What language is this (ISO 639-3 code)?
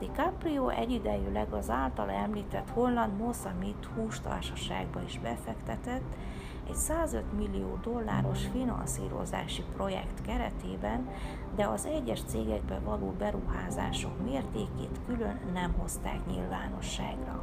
hun